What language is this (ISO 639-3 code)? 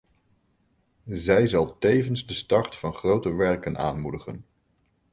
nld